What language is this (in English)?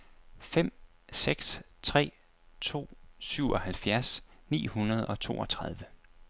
Danish